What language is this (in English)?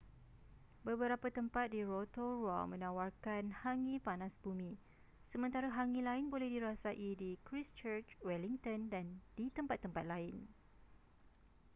Malay